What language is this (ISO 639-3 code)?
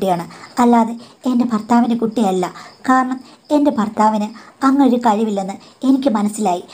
tur